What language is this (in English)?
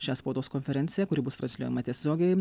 Lithuanian